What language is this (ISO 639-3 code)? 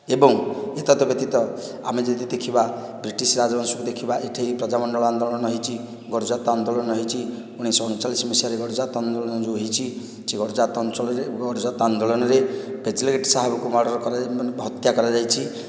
ori